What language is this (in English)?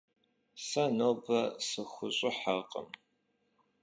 Kabardian